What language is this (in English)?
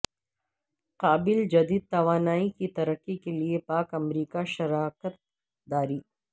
Urdu